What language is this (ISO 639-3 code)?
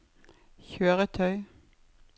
nor